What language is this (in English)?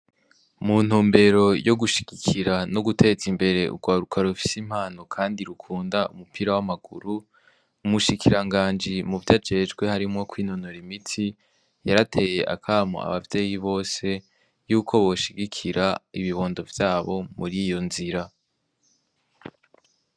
Rundi